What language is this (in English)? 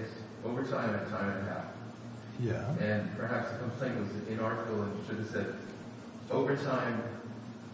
English